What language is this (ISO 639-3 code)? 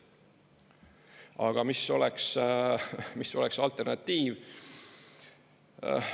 est